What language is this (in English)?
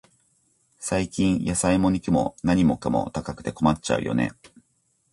Japanese